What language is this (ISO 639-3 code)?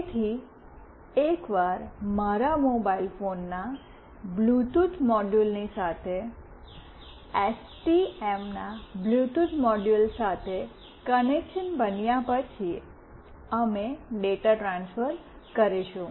guj